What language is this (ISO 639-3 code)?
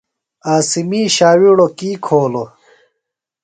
phl